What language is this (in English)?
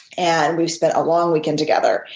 English